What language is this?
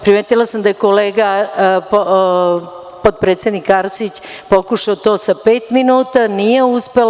Serbian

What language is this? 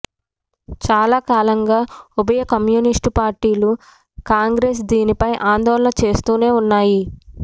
Telugu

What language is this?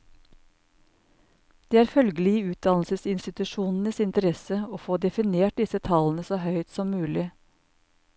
Norwegian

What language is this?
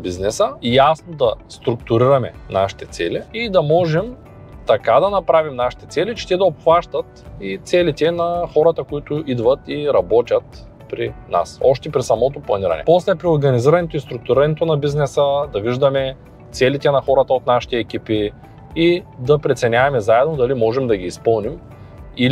Bulgarian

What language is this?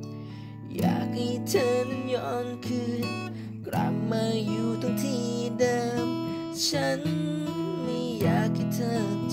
Thai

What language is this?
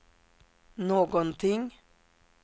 Swedish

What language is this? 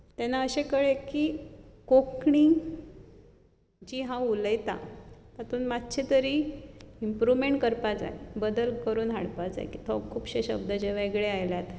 Konkani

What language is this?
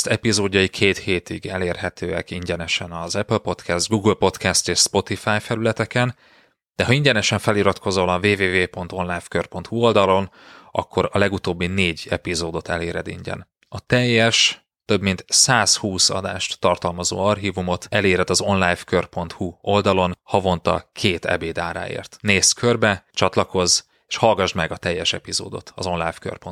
Hungarian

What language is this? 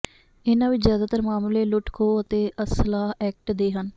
Punjabi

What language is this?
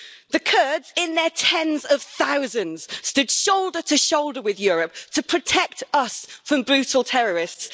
English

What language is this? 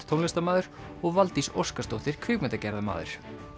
Icelandic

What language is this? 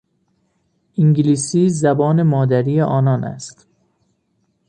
Persian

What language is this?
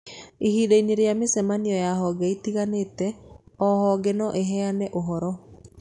Kikuyu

